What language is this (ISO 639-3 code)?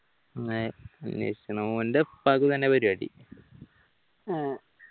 mal